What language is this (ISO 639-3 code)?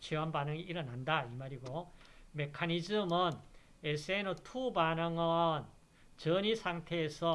kor